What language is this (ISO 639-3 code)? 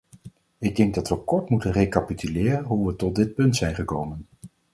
nld